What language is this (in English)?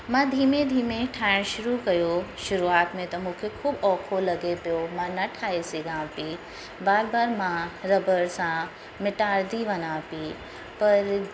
Sindhi